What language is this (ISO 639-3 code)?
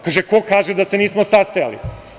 srp